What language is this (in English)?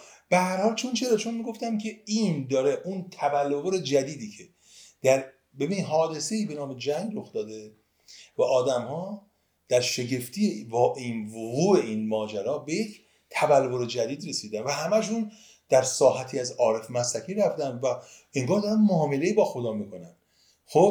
Persian